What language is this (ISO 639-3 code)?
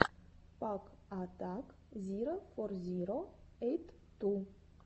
rus